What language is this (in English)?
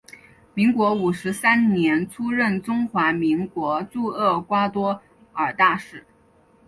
Chinese